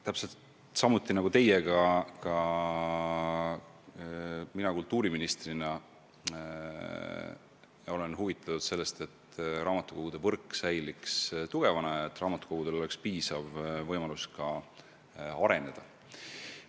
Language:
Estonian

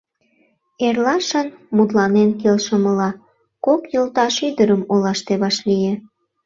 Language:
Mari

